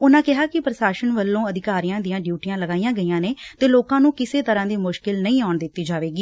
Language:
Punjabi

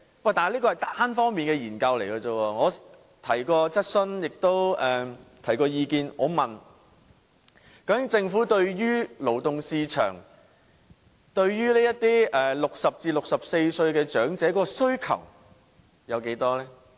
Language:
Cantonese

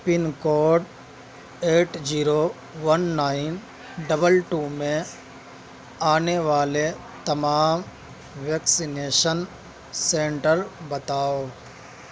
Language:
Urdu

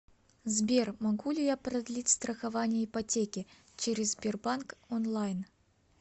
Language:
Russian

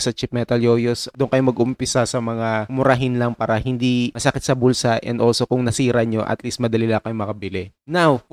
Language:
Filipino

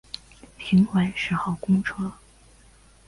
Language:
Chinese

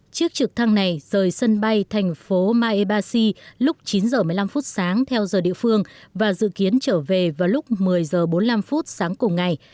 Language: Vietnamese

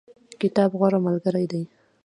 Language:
Pashto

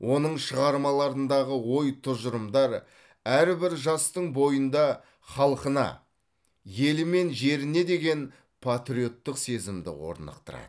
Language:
Kazakh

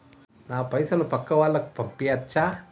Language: Telugu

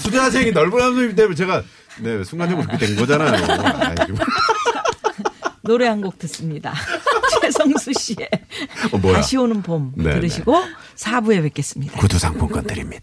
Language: Korean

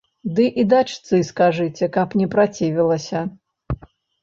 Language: Belarusian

